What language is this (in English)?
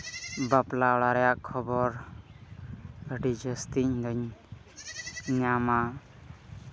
Santali